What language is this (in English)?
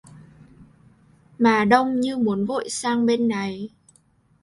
Vietnamese